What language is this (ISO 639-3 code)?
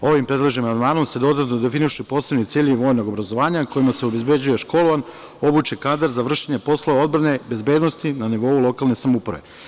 srp